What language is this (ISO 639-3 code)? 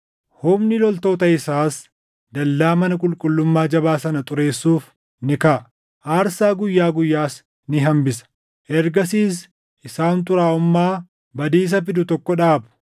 orm